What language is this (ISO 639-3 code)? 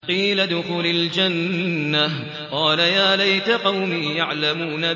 ara